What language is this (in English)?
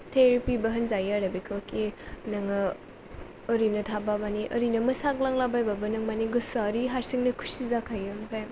Bodo